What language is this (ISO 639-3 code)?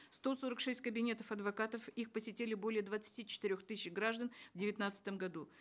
kaz